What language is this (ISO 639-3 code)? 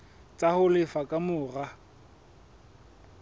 sot